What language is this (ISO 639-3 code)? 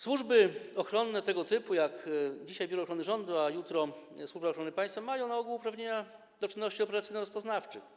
pol